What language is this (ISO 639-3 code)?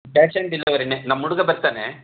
kan